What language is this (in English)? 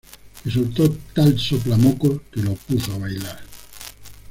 Spanish